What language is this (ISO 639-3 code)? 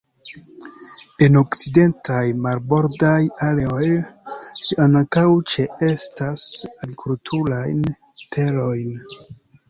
epo